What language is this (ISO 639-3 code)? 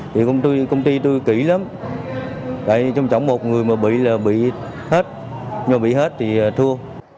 vie